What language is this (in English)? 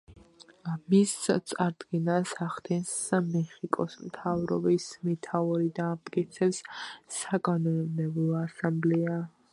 Georgian